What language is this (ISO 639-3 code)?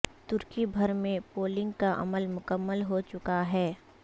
urd